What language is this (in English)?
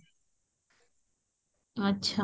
Odia